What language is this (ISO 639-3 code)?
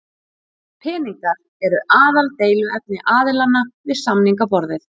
isl